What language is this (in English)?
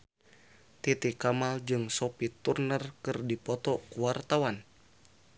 Sundanese